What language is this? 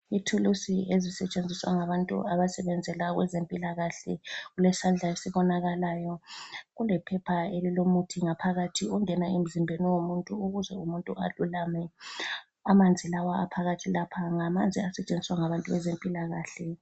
North Ndebele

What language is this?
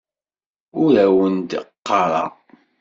Kabyle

